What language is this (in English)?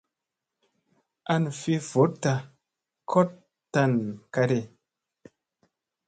Musey